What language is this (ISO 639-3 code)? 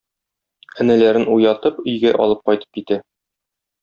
tat